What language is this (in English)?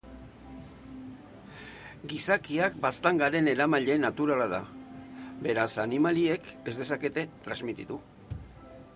Basque